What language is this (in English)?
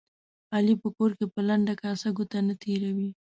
Pashto